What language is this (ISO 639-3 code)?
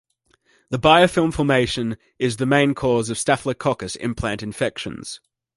eng